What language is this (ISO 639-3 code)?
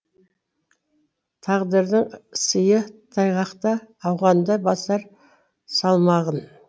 kaz